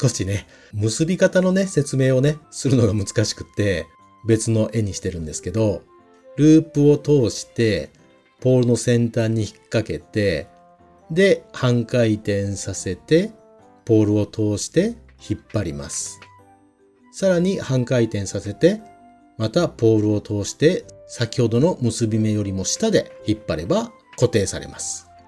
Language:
Japanese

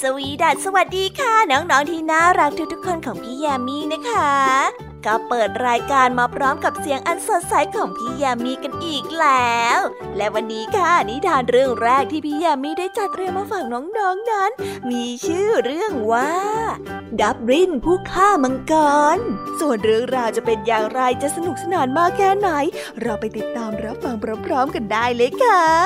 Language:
Thai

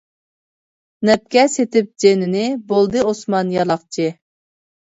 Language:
Uyghur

